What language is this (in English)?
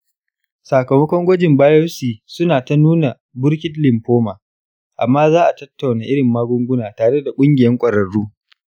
Hausa